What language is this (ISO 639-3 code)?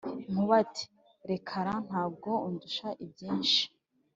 kin